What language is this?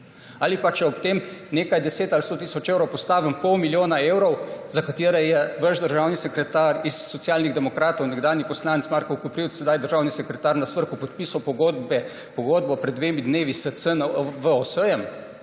Slovenian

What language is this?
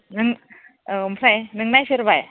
Bodo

